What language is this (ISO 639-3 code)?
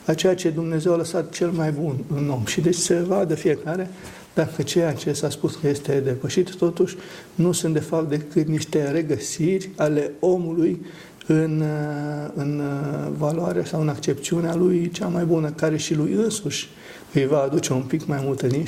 ron